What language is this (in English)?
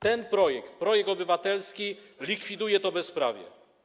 Polish